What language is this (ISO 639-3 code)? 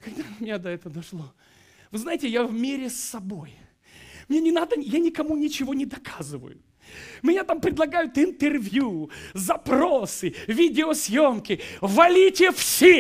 rus